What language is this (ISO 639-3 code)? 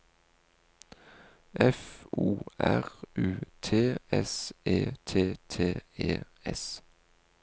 nor